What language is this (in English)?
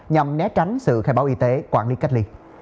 Vietnamese